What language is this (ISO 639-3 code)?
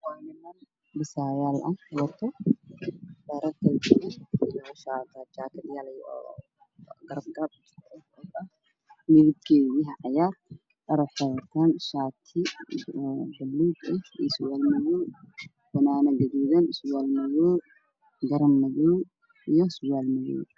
som